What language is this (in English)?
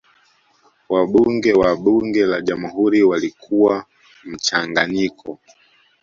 Swahili